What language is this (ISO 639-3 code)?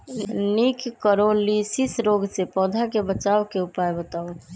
mag